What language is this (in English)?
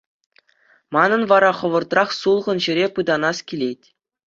Chuvash